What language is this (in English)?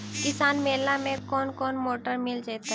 Magahi